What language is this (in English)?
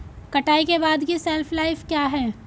Hindi